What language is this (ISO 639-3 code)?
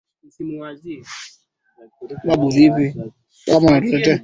swa